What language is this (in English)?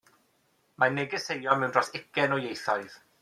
Welsh